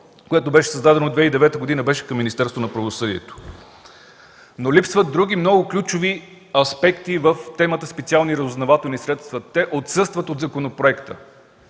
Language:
Bulgarian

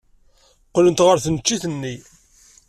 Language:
Kabyle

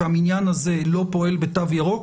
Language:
Hebrew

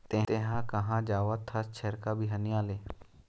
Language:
Chhattisgarhi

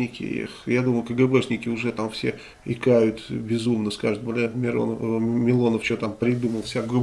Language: Russian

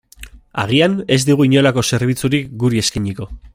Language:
Basque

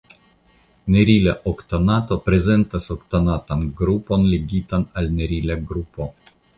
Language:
Esperanto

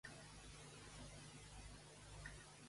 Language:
Catalan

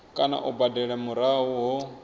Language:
Venda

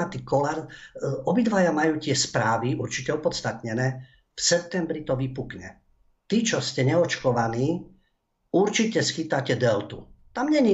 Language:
Slovak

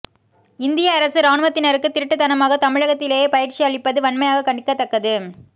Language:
Tamil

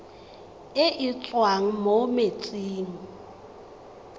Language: Tswana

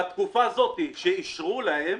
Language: Hebrew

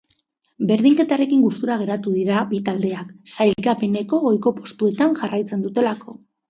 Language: Basque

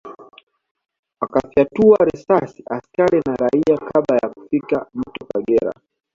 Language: Swahili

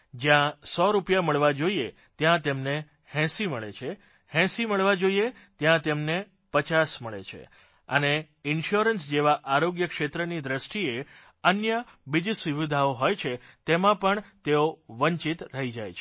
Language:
Gujarati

